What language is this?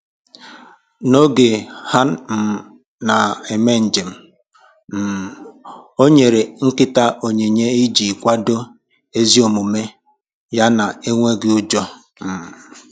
Igbo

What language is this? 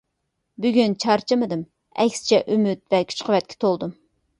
Uyghur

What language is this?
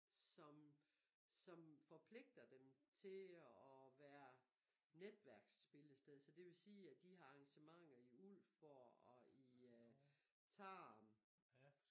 Danish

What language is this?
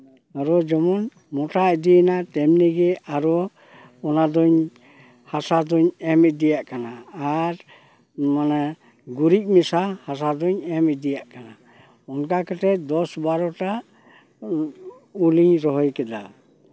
Santali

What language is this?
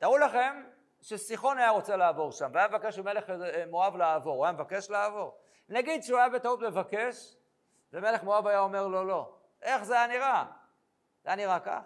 Hebrew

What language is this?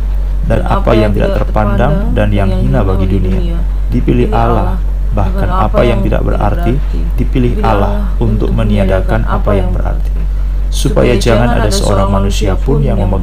Indonesian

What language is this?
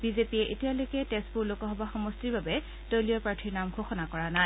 Assamese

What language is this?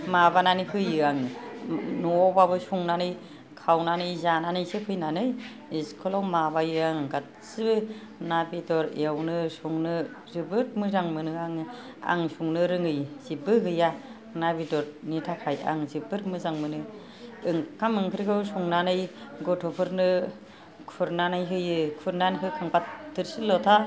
Bodo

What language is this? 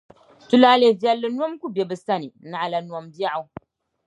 Dagbani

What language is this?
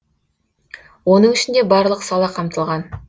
Kazakh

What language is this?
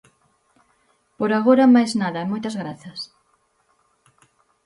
Galician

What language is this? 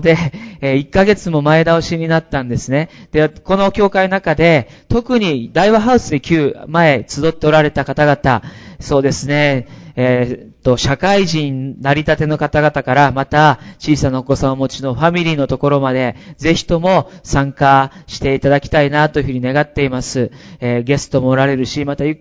Japanese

